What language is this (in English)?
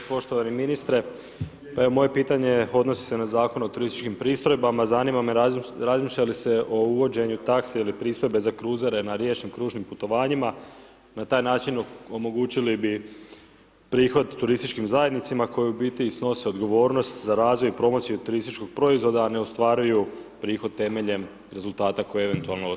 Croatian